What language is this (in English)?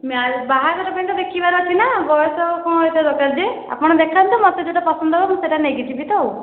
Odia